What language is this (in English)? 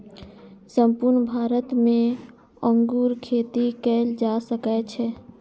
Maithili